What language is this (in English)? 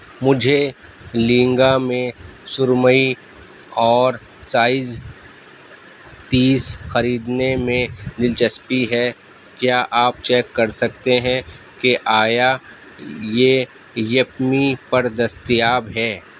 Urdu